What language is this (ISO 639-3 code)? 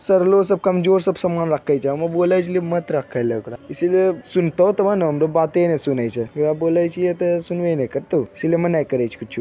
mag